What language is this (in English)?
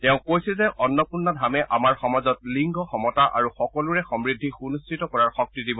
Assamese